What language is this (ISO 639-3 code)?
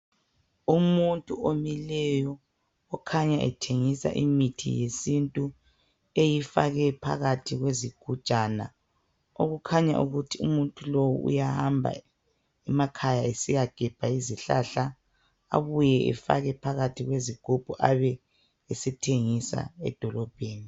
nde